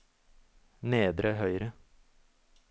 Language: Norwegian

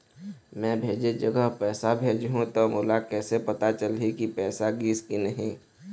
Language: Chhattisgarhi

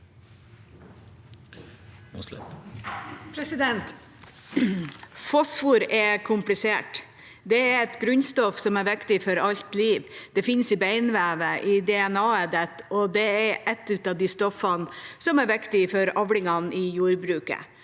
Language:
Norwegian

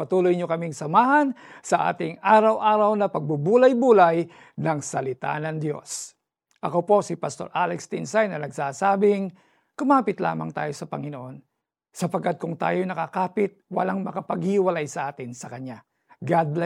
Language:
Filipino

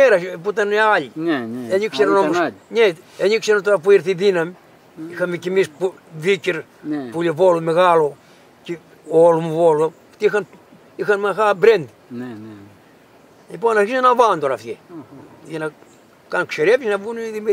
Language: Greek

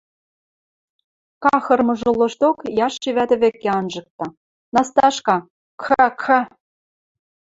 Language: Western Mari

